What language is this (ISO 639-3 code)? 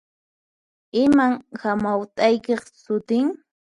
qxp